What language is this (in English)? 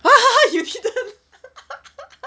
English